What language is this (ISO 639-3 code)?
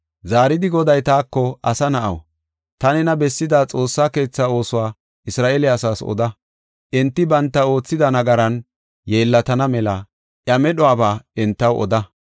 gof